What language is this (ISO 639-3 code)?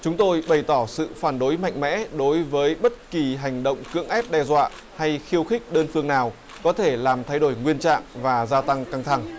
vie